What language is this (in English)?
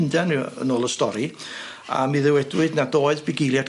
Welsh